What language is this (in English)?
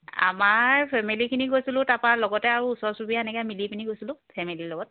Assamese